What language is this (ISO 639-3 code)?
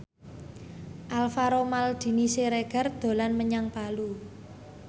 jav